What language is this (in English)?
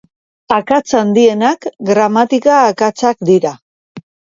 Basque